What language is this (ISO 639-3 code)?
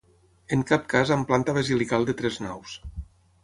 cat